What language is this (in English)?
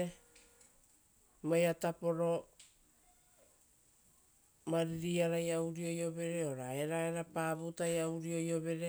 Rotokas